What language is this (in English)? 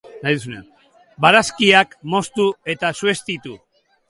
Basque